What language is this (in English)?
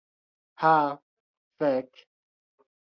Esperanto